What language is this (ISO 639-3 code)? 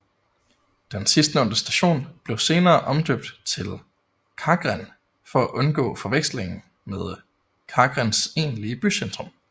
dan